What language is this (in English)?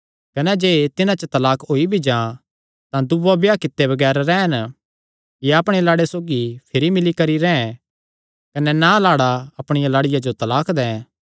Kangri